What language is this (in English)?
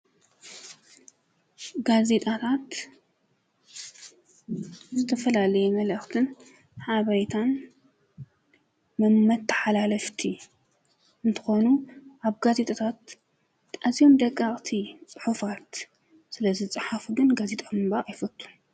Tigrinya